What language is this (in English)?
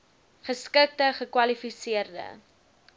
Afrikaans